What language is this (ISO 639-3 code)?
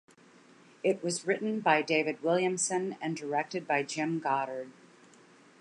eng